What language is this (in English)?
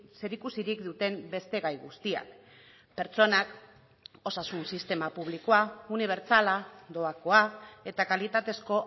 Basque